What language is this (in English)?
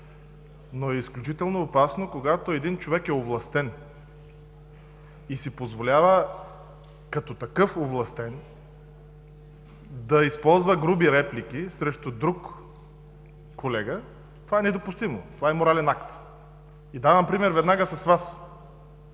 Bulgarian